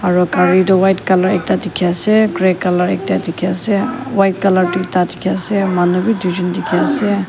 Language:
Naga Pidgin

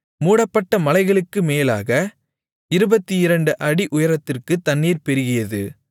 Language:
Tamil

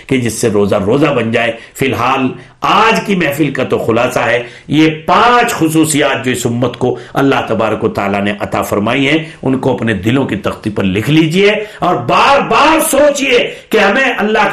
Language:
Urdu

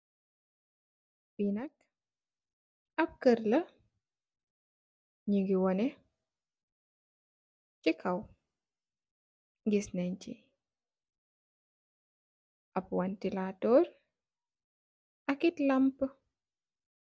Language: Wolof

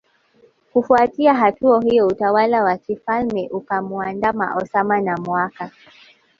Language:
Swahili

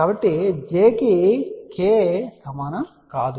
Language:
Telugu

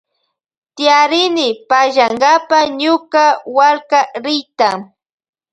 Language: Loja Highland Quichua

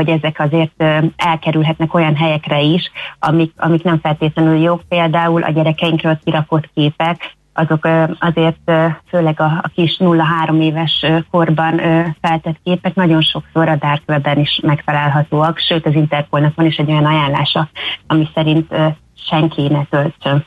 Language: Hungarian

